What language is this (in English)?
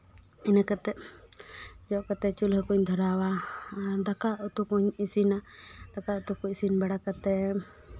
Santali